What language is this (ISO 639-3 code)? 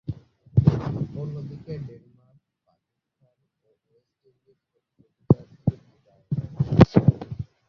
ben